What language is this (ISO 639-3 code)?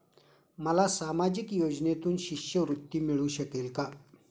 mar